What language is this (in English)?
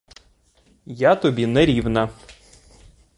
Ukrainian